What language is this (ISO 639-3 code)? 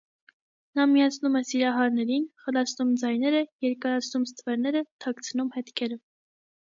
hye